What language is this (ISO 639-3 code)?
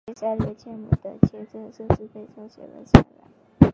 zho